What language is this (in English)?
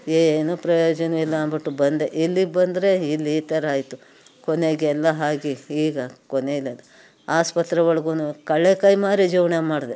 Kannada